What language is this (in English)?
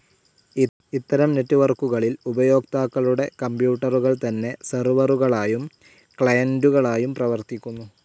Malayalam